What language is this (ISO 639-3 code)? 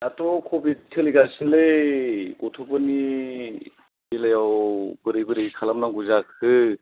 brx